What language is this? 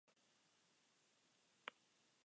Basque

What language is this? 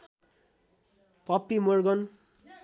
Nepali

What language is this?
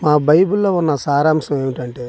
Telugu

